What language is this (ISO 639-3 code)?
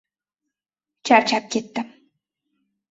uzb